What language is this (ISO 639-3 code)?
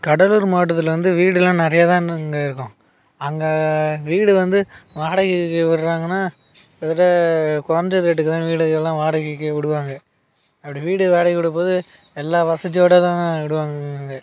tam